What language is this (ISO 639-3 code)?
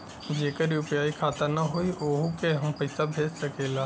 bho